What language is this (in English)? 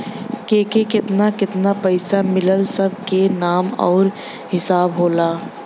Bhojpuri